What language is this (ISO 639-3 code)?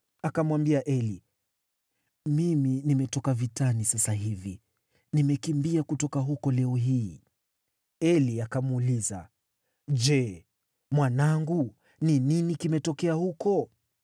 swa